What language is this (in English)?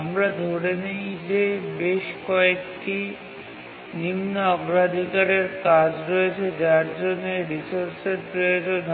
Bangla